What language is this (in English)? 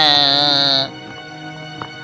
Indonesian